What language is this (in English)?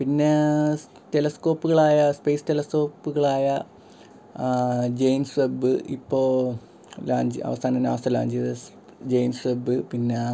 Malayalam